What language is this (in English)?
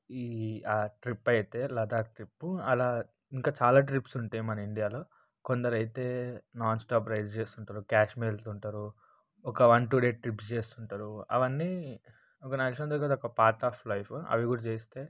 Telugu